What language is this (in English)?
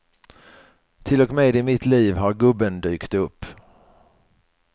Swedish